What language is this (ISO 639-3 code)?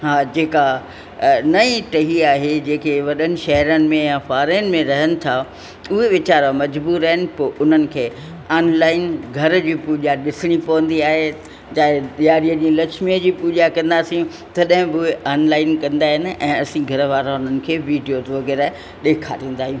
snd